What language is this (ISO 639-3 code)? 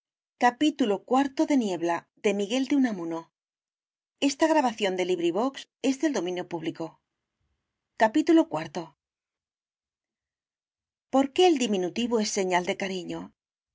spa